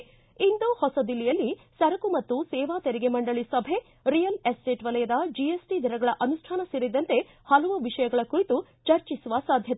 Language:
Kannada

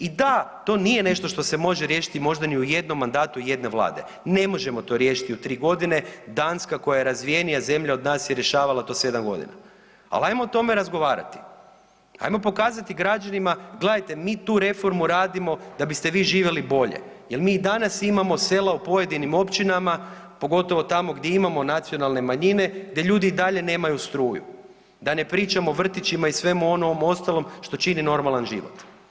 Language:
Croatian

